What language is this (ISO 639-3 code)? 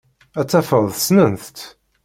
kab